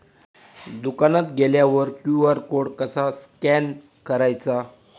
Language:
Marathi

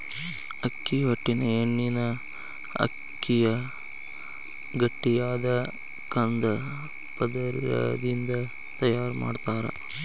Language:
Kannada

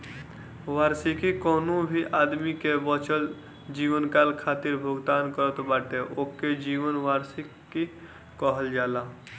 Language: Bhojpuri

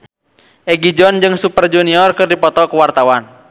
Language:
Sundanese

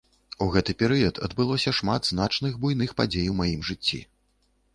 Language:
Belarusian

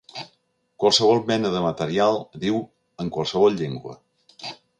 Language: Catalan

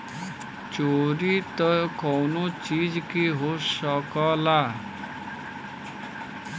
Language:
Bhojpuri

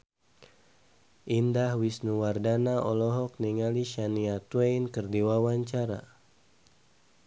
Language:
Sundanese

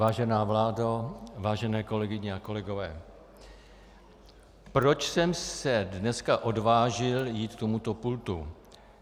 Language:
Czech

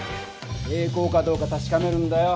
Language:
Japanese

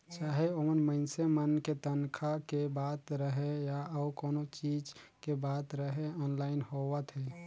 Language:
Chhattisgarhi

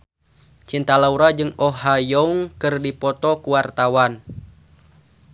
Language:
Sundanese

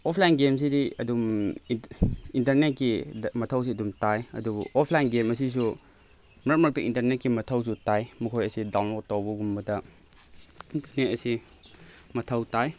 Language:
Manipuri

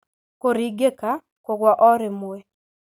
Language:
Kikuyu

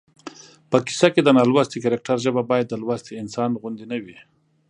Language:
Pashto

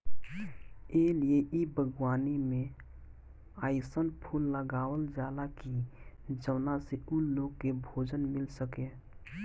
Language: Bhojpuri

